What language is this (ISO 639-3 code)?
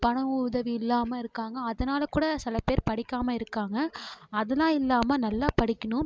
tam